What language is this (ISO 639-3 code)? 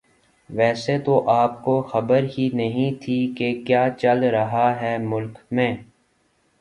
urd